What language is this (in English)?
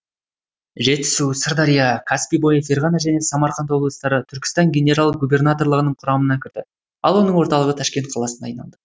Kazakh